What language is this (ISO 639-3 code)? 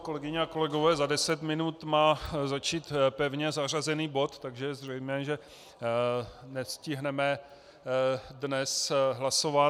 ces